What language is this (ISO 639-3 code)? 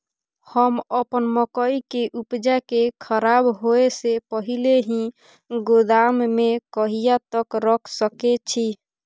mai